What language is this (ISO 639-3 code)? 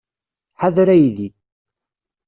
kab